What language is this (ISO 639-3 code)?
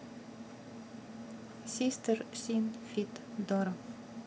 rus